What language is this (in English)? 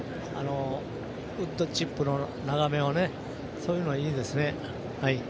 Japanese